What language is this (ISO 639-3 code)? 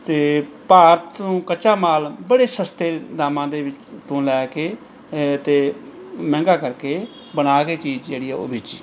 pan